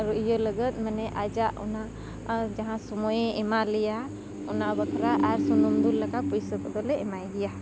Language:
Santali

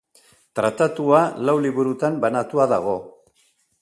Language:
Basque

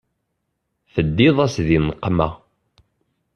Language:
Kabyle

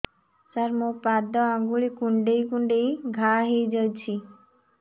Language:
Odia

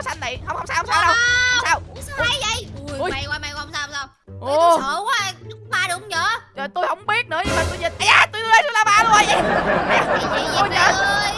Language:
Vietnamese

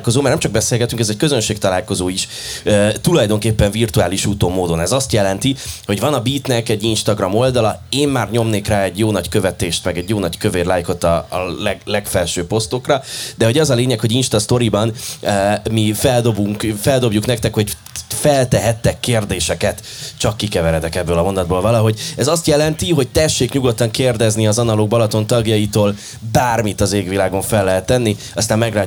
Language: Hungarian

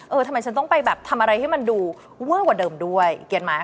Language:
Thai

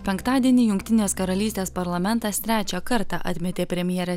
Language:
Lithuanian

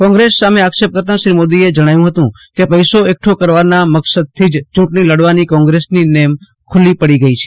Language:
Gujarati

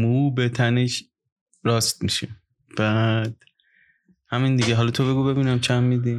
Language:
Persian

